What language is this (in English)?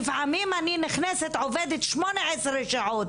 Hebrew